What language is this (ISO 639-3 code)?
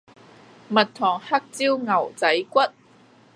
yue